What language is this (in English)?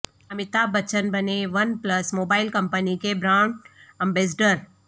Urdu